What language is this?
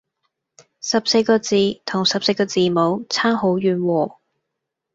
Cantonese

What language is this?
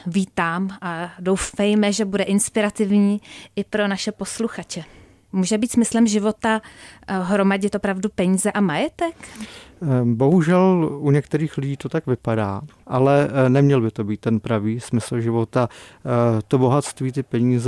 Czech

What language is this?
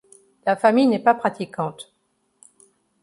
French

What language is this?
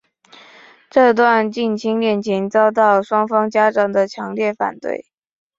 Chinese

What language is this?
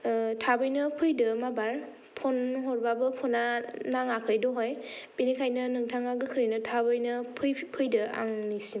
Bodo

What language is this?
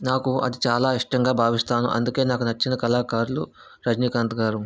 Telugu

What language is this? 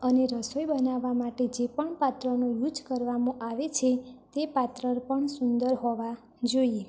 Gujarati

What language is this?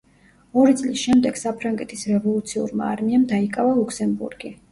Georgian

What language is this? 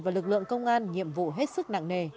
Vietnamese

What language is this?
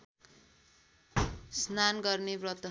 Nepali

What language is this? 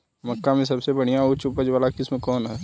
Bhojpuri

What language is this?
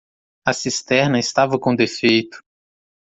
Portuguese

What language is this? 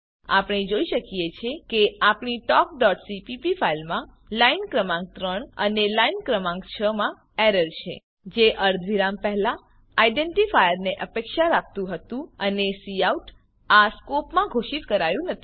Gujarati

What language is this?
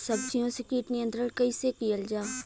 Bhojpuri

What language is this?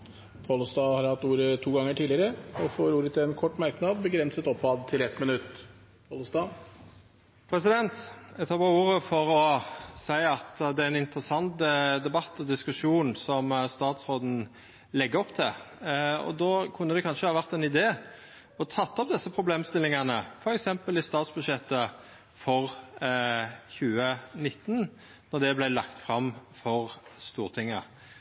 Norwegian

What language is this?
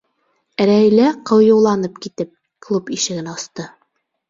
Bashkir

